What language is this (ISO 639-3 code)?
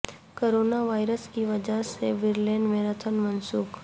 urd